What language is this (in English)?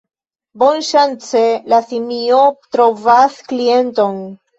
Esperanto